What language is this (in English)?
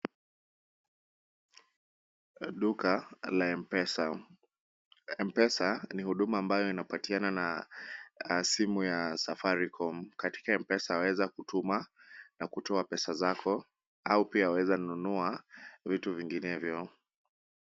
Swahili